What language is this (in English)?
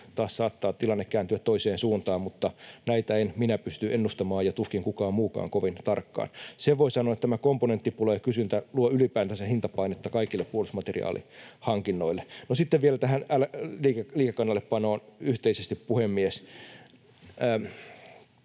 Finnish